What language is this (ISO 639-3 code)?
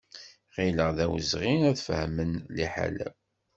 kab